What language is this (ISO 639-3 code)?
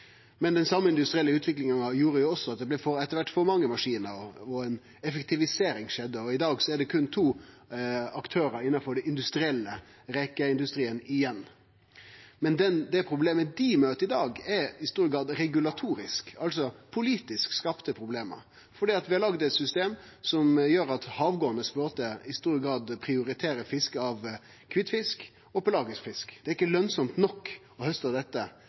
nno